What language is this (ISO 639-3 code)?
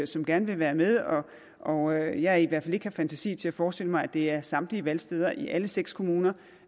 dan